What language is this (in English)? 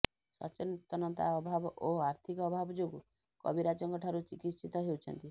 Odia